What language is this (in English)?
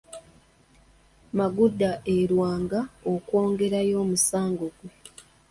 Ganda